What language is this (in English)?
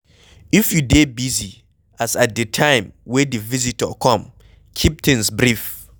Nigerian Pidgin